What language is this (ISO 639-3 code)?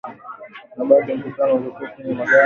swa